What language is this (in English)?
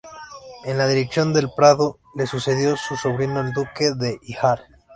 Spanish